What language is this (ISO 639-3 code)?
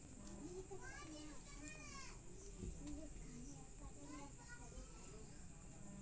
mag